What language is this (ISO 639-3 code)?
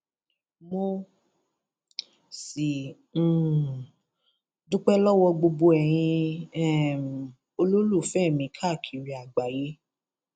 yor